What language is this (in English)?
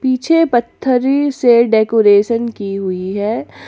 Hindi